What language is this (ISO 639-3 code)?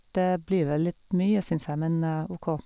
nor